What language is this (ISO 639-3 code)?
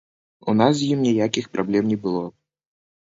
bel